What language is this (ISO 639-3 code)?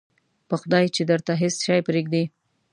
pus